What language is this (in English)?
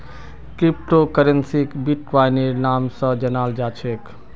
Magahi